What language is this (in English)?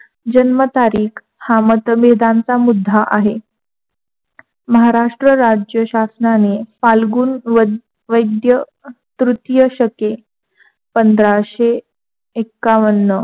Marathi